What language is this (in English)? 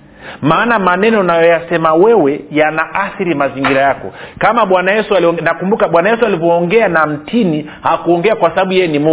Swahili